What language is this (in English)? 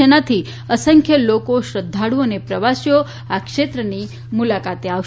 Gujarati